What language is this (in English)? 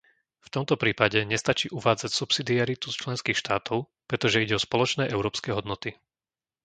Slovak